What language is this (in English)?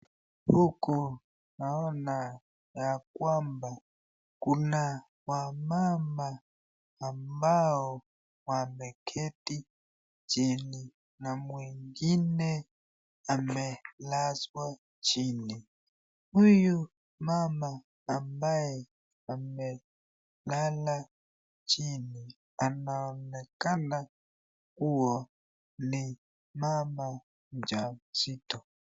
Swahili